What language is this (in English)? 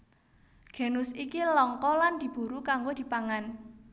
Javanese